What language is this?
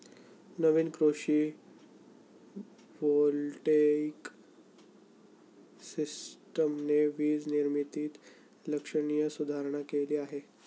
Marathi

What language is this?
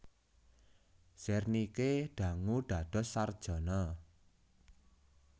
Javanese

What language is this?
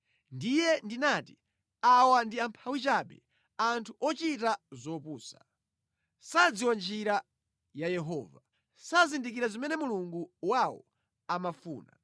Nyanja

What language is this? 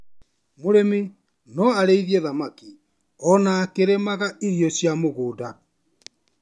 Kikuyu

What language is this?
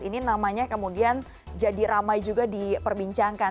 Indonesian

